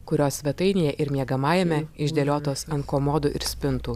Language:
Lithuanian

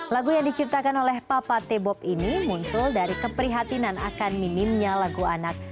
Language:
Indonesian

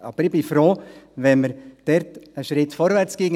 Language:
Swiss German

